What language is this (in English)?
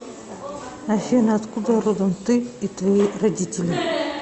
Russian